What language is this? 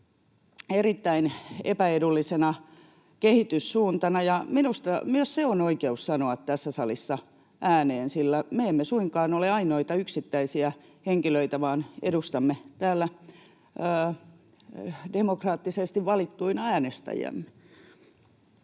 Finnish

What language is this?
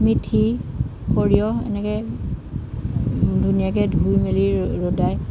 Assamese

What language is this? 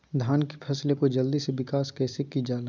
Magahi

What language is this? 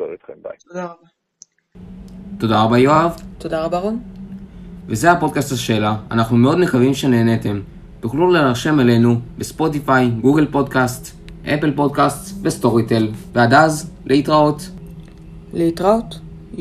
Hebrew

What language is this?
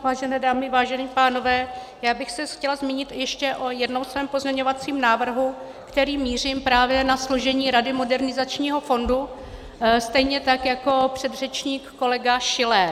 Czech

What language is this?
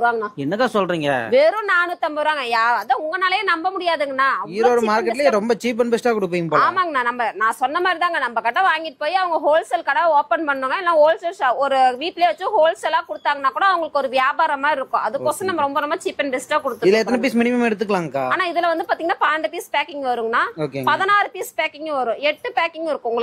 Tamil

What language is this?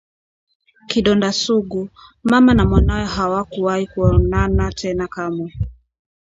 Swahili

